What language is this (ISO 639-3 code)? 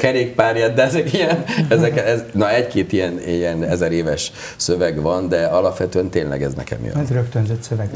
hun